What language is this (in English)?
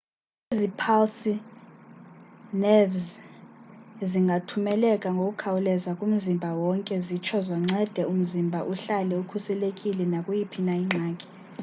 Xhosa